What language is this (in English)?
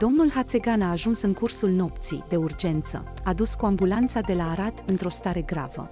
Romanian